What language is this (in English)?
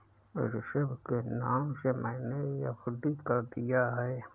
Hindi